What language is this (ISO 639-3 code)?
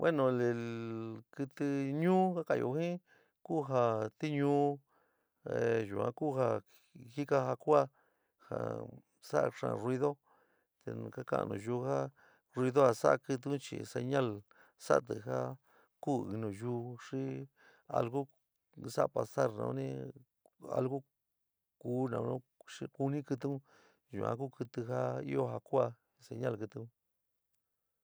mig